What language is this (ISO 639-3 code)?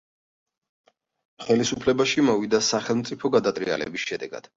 kat